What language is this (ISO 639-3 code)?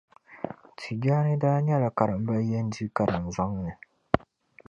dag